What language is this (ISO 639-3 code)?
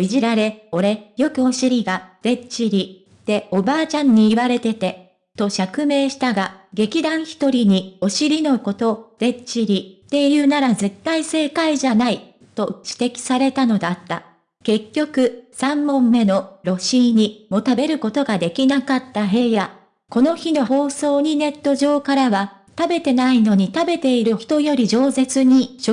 jpn